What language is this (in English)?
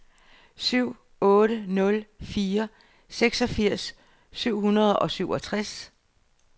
Danish